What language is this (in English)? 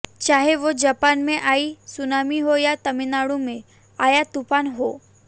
Hindi